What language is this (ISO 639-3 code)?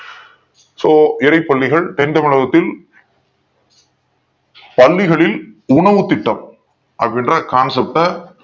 tam